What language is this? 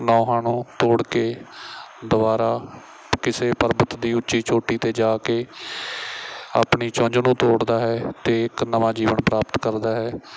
Punjabi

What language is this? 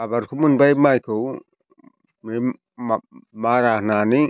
Bodo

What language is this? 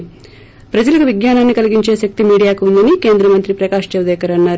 Telugu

